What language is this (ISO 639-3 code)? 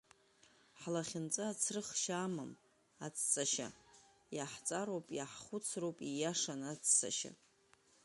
abk